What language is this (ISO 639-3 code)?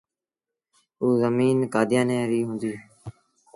sbn